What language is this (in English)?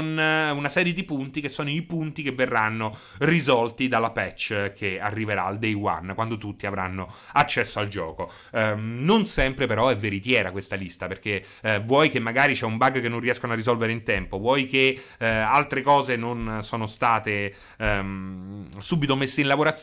Italian